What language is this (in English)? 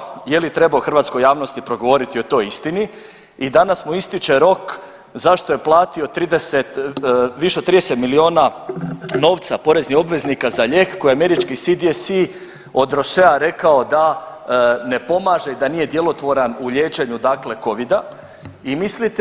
Croatian